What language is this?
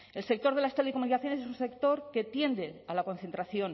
Spanish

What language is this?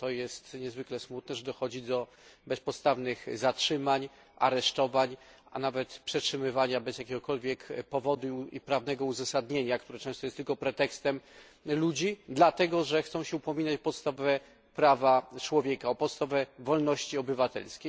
Polish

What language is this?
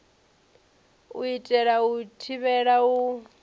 Venda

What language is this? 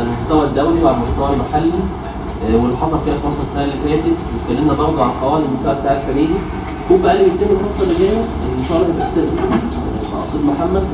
Arabic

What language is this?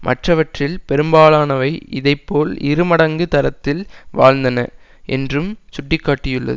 Tamil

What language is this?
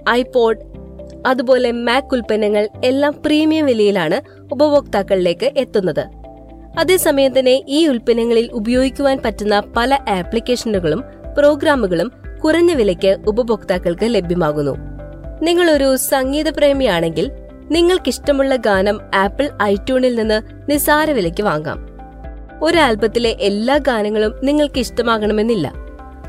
Malayalam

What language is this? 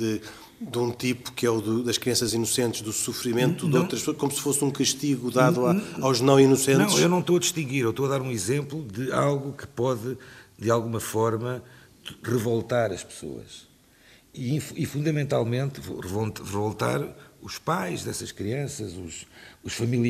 Portuguese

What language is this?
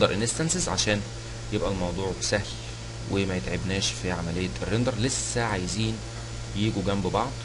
Arabic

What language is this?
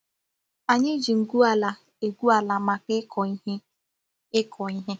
Igbo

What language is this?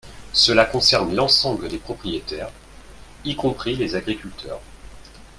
French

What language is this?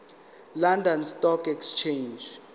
Zulu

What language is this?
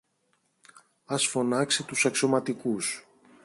Greek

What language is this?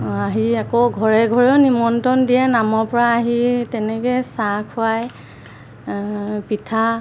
Assamese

